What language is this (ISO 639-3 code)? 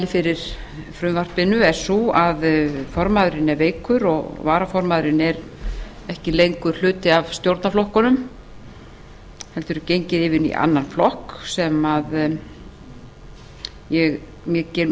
isl